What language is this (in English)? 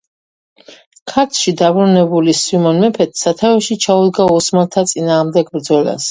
Georgian